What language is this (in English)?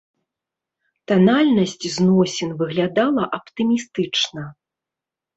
Belarusian